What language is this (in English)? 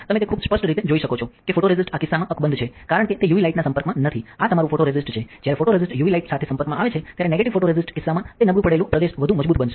Gujarati